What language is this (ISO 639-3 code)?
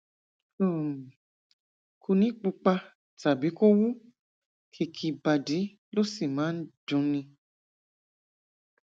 yor